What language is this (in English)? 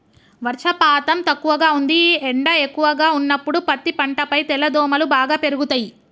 Telugu